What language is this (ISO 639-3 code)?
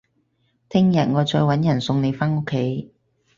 yue